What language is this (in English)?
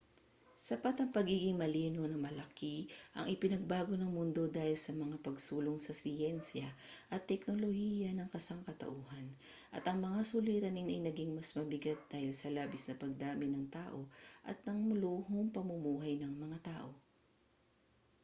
Filipino